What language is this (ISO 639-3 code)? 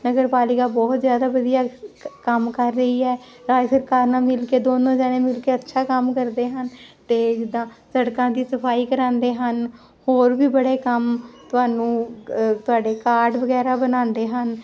pan